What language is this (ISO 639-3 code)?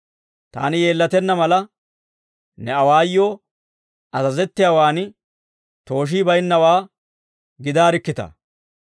dwr